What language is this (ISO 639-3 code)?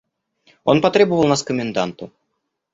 rus